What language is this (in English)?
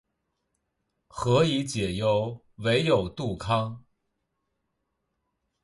Chinese